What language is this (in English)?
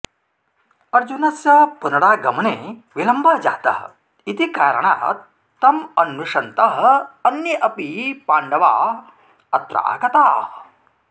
Sanskrit